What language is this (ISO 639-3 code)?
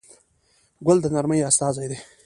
pus